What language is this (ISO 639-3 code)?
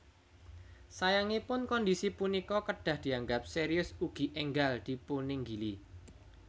jav